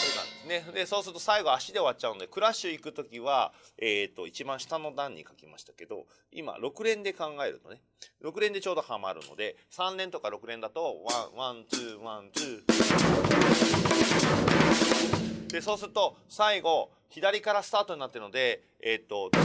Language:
Japanese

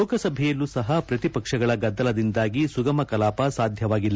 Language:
Kannada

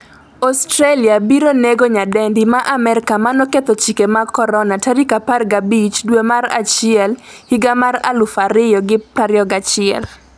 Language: Luo (Kenya and Tanzania)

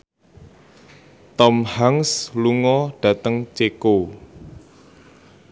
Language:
Javanese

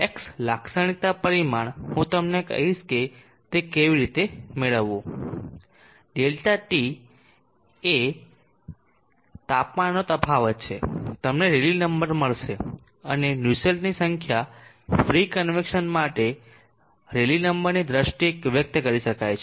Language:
Gujarati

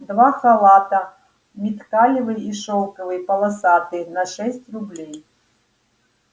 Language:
Russian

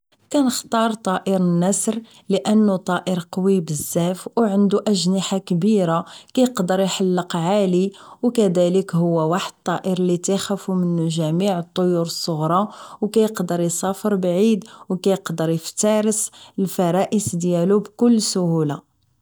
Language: Moroccan Arabic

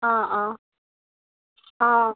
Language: Assamese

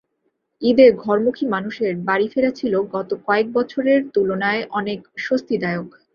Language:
Bangla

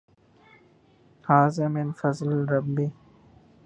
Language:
Urdu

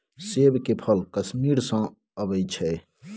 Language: Maithili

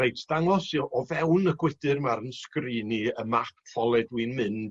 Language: Welsh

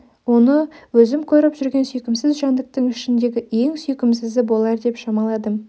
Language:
Kazakh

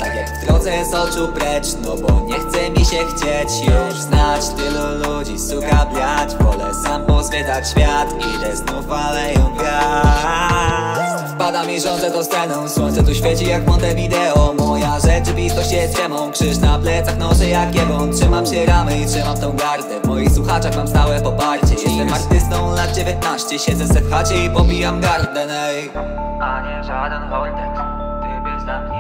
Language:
Polish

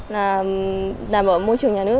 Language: Vietnamese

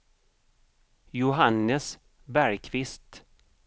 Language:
Swedish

